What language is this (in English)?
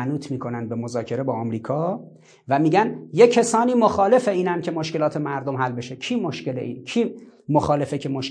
Persian